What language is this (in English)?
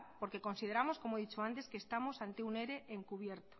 Spanish